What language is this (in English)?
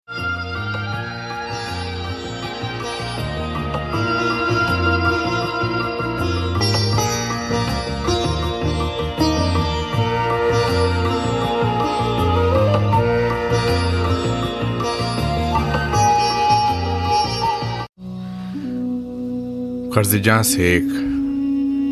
Urdu